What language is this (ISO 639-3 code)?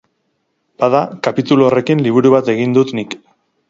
eus